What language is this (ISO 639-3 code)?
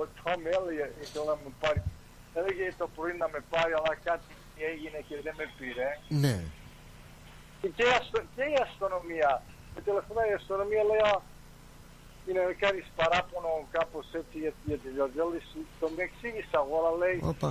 ell